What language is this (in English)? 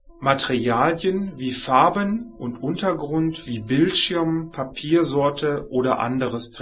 German